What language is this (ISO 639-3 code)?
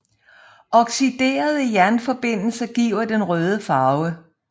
dan